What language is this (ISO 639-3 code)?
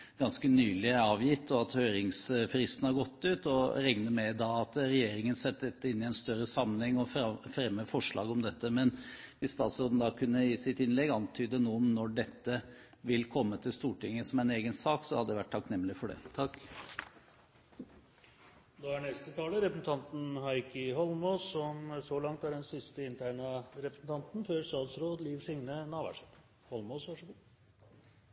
nob